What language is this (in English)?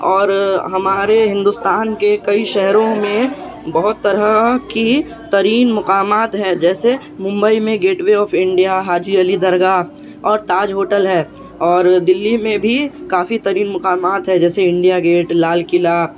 Urdu